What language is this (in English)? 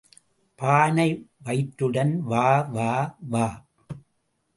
Tamil